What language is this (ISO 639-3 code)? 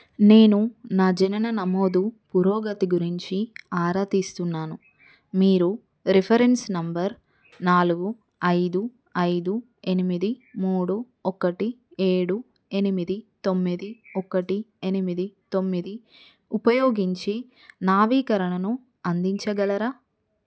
tel